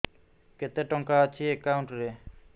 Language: Odia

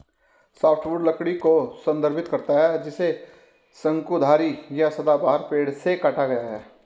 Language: Hindi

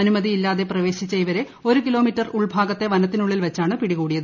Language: Malayalam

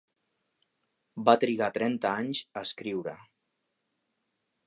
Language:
Catalan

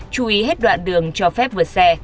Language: Vietnamese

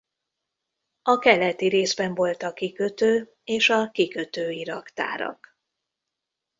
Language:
Hungarian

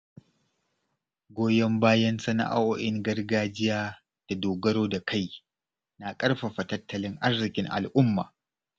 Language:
Hausa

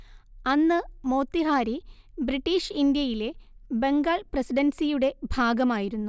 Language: Malayalam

